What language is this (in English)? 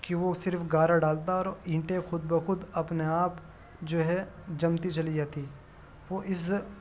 Urdu